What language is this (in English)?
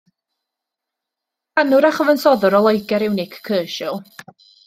Welsh